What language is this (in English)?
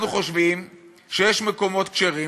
Hebrew